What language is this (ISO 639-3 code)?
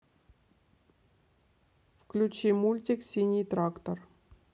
rus